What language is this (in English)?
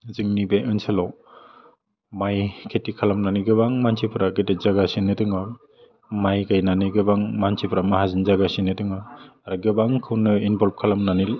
Bodo